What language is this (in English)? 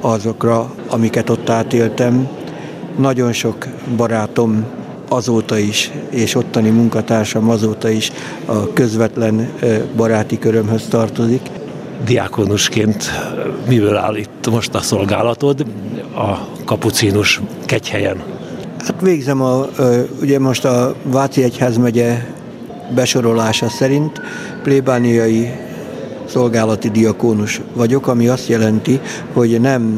Hungarian